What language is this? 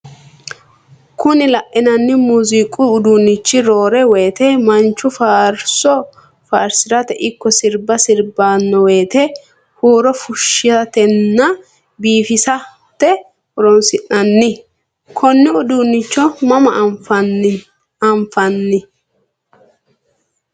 Sidamo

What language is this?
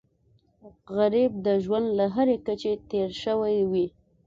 Pashto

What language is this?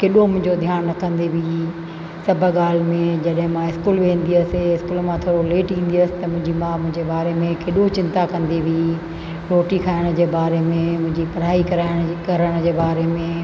Sindhi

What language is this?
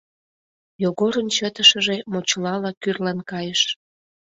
Mari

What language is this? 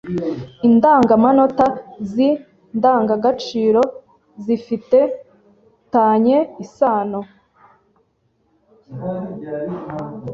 Kinyarwanda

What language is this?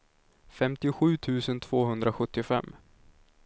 Swedish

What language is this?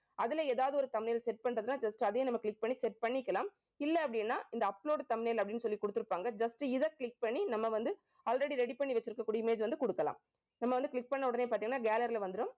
Tamil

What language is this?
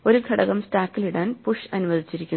Malayalam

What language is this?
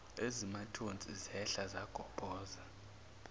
Zulu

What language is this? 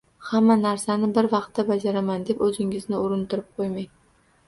Uzbek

